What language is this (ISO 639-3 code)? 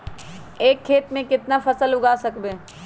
mag